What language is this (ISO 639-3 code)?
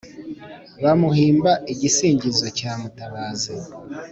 kin